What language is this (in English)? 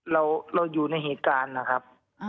Thai